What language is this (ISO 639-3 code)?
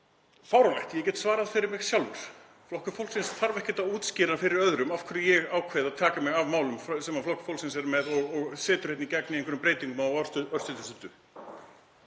isl